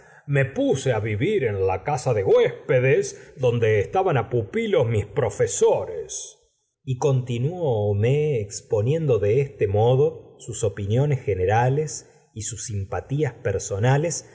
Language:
Spanish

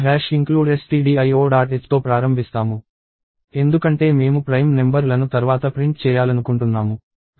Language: Telugu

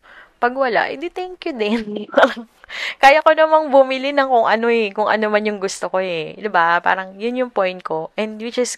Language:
Filipino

